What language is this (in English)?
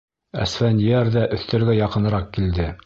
Bashkir